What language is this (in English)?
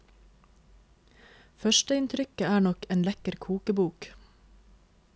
Norwegian